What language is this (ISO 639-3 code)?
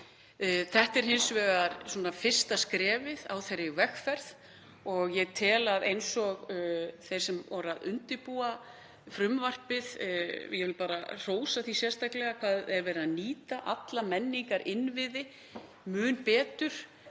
isl